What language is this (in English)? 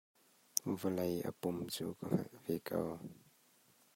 Hakha Chin